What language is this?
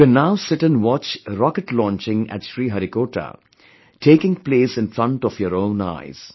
English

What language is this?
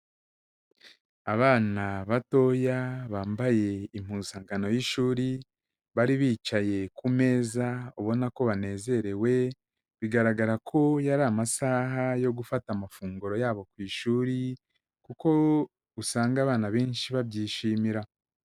Kinyarwanda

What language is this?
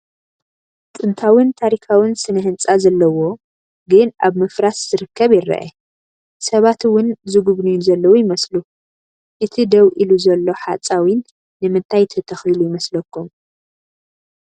Tigrinya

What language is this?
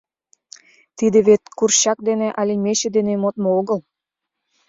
Mari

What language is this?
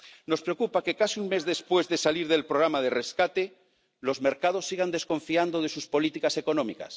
Spanish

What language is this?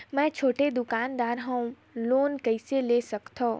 Chhattisgarhi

